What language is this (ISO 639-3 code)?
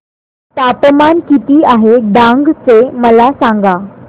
mar